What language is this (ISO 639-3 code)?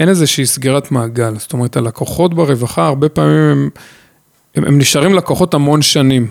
heb